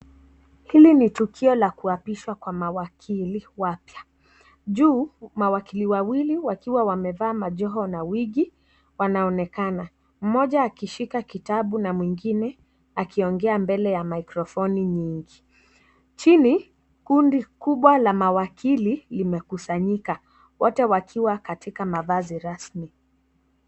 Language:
Swahili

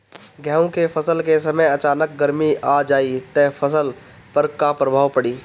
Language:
Bhojpuri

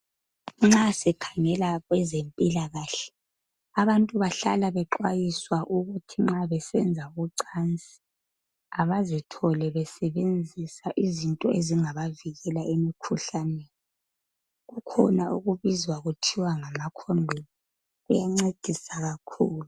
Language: North Ndebele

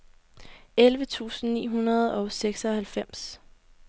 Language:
Danish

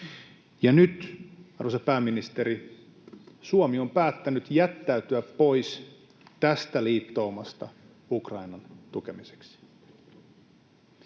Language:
Finnish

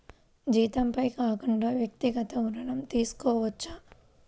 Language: Telugu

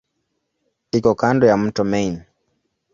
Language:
Swahili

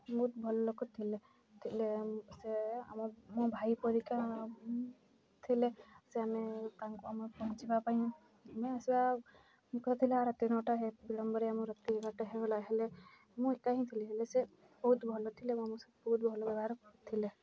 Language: Odia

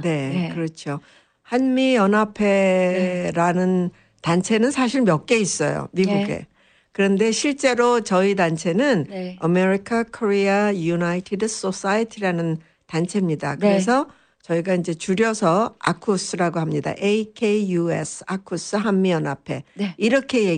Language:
Korean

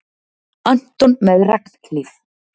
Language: Icelandic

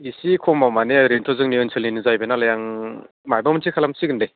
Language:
Bodo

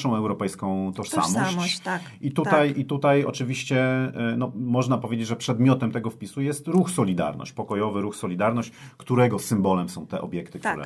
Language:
Polish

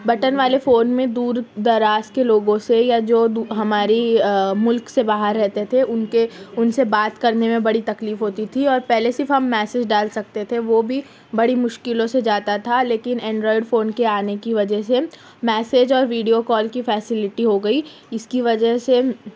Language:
Urdu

